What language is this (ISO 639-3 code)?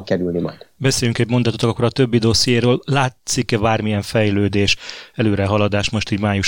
hun